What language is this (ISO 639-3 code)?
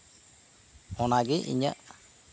sat